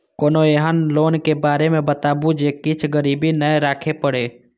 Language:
Maithili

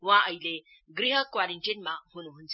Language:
Nepali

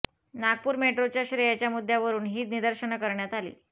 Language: Marathi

